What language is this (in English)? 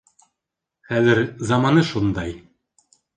Bashkir